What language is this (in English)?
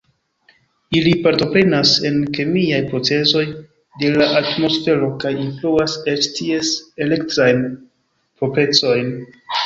Esperanto